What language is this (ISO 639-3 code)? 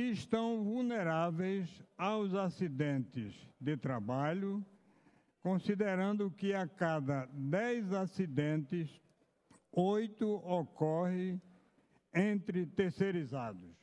por